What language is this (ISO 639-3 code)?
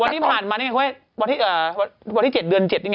tha